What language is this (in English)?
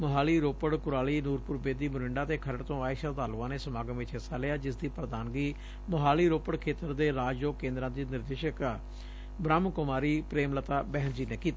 Punjabi